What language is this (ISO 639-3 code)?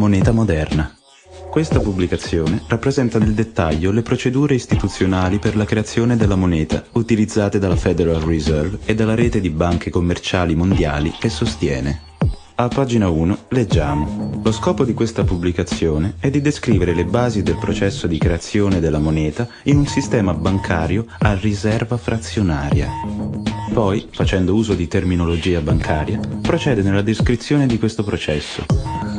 ita